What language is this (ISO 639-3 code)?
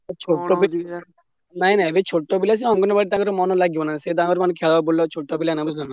ori